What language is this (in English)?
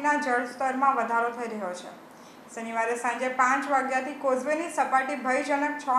Hindi